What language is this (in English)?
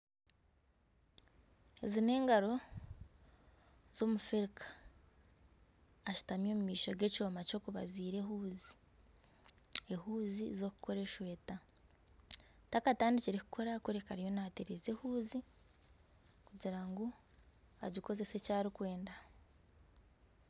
Nyankole